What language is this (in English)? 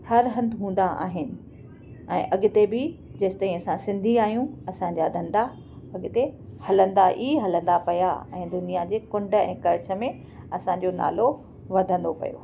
Sindhi